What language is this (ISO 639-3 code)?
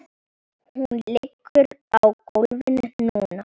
isl